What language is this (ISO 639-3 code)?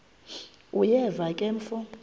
xho